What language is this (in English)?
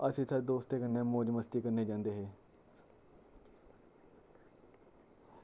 Dogri